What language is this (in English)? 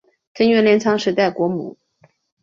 Chinese